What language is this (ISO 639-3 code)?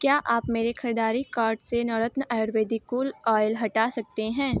hin